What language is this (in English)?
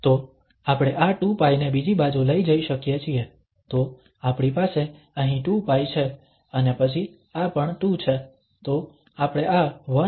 Gujarati